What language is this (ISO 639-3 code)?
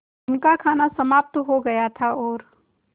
hin